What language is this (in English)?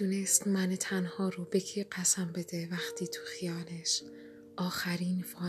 Persian